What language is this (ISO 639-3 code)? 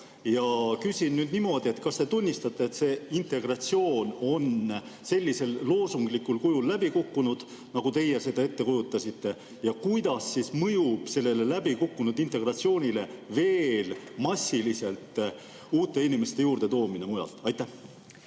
est